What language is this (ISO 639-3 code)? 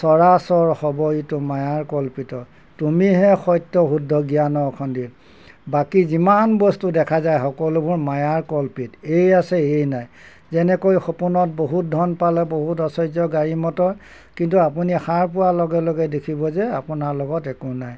asm